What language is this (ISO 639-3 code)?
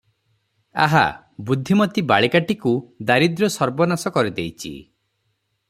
ori